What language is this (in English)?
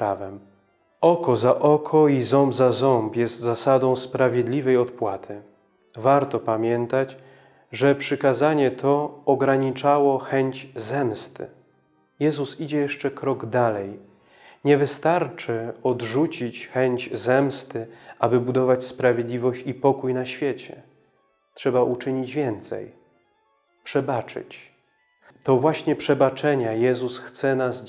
Polish